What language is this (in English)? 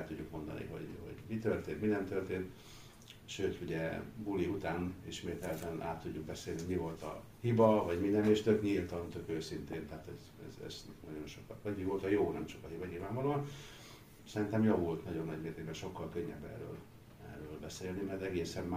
Hungarian